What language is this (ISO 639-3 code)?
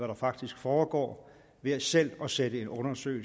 dan